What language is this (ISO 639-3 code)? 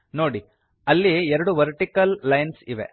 kan